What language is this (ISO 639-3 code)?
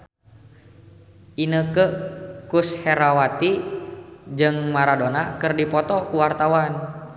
sun